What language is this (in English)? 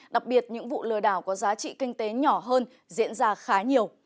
Vietnamese